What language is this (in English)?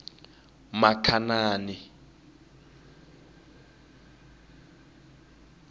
Tsonga